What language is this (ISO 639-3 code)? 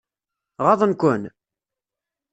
kab